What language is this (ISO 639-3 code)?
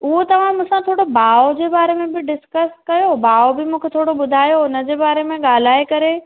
snd